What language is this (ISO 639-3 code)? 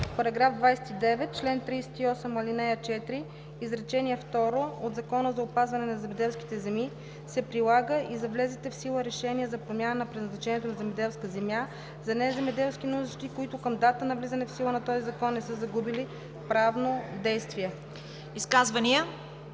bul